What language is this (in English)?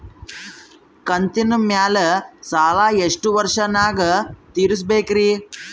Kannada